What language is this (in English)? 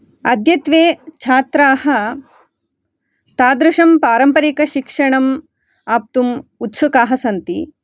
Sanskrit